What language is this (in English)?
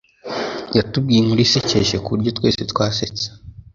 Kinyarwanda